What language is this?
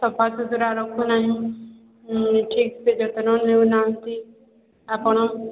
Odia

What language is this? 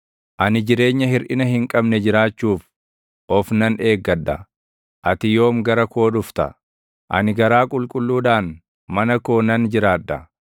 Oromo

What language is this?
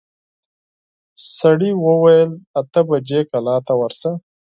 Pashto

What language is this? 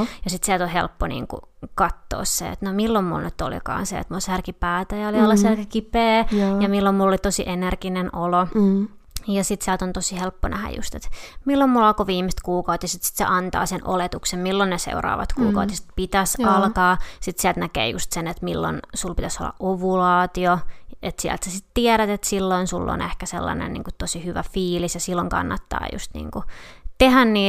Finnish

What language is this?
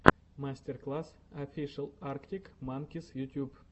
Russian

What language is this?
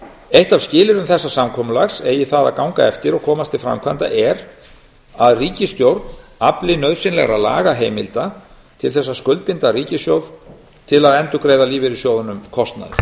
Icelandic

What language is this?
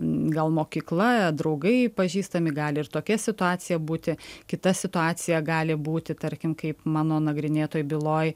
Lithuanian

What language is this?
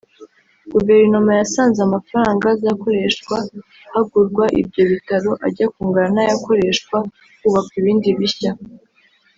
Kinyarwanda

